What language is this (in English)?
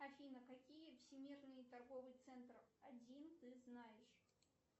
Russian